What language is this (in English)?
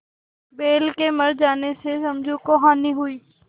Hindi